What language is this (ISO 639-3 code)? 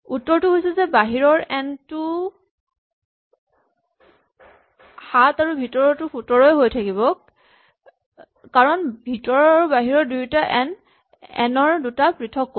asm